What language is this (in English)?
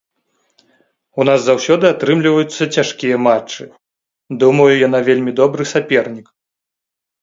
Belarusian